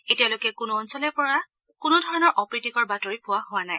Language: Assamese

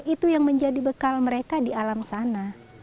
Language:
Indonesian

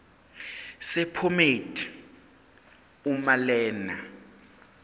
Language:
Zulu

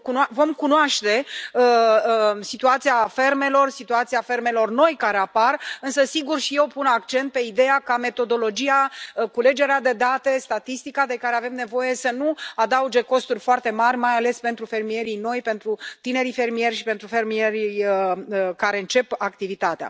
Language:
Romanian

